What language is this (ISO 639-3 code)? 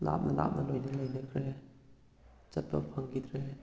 mni